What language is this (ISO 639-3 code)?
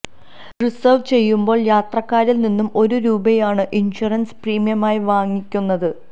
mal